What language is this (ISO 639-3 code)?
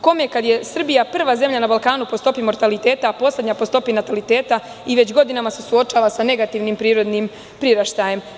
srp